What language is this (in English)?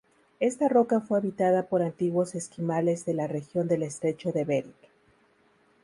Spanish